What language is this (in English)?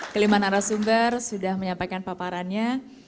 Indonesian